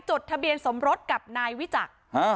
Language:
Thai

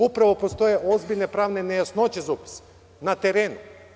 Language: Serbian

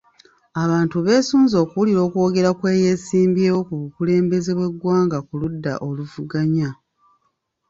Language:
Ganda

